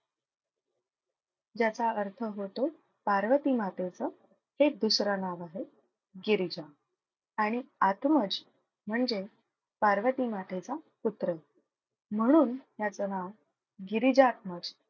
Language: Marathi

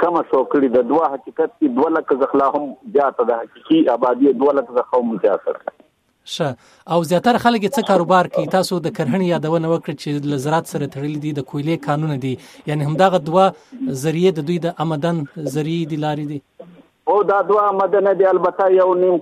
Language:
Urdu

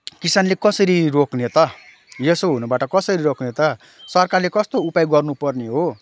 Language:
Nepali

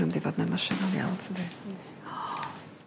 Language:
Welsh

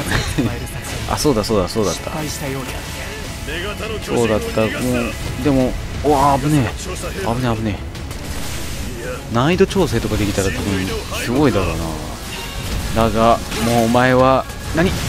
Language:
Japanese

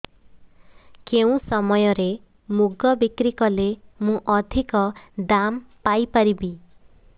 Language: Odia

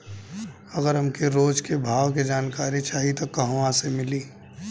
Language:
Bhojpuri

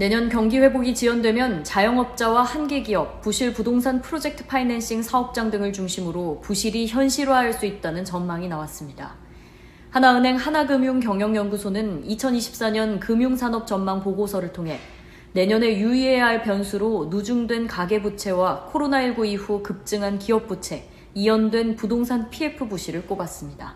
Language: Korean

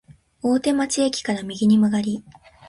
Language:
Japanese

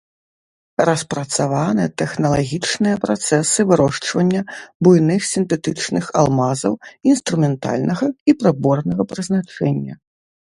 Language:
Belarusian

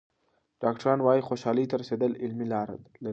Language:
Pashto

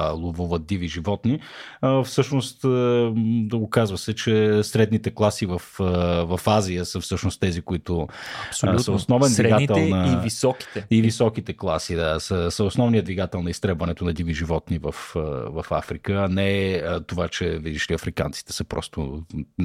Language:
Bulgarian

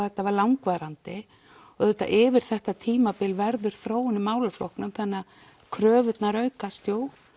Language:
Icelandic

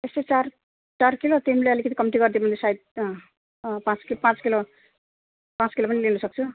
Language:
Nepali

